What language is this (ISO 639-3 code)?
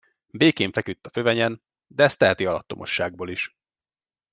hun